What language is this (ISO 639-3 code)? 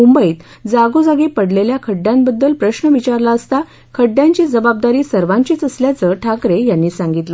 mar